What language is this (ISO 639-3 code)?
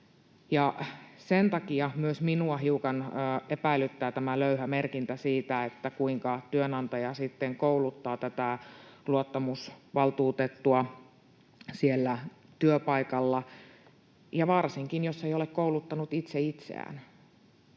fin